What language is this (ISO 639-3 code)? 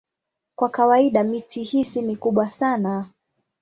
swa